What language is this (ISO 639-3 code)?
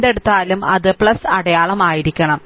mal